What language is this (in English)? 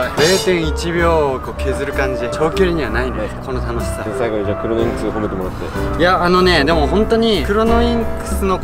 Japanese